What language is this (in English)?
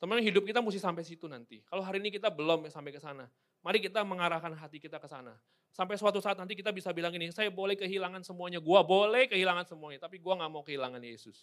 Indonesian